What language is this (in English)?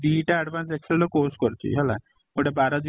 Odia